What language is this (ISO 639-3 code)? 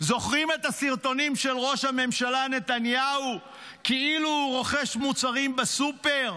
heb